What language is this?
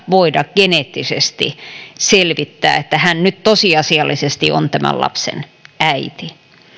Finnish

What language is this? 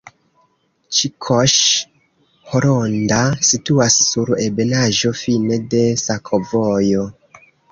Esperanto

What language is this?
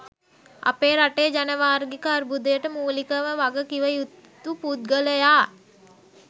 Sinhala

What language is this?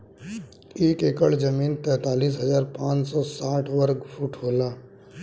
Bhojpuri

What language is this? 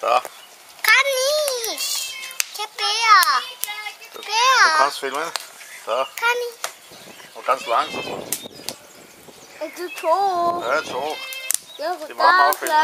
German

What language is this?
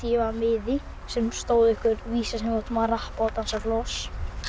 Icelandic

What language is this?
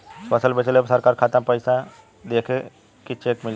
Bhojpuri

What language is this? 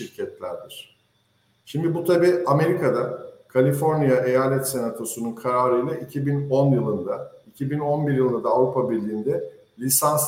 Turkish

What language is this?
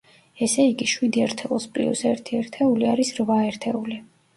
Georgian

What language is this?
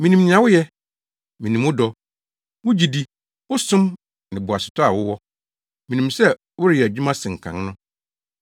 Akan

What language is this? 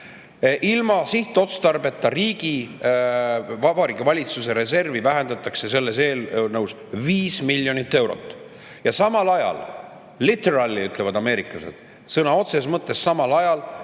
Estonian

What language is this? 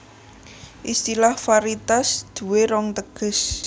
Javanese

